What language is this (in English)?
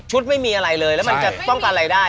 Thai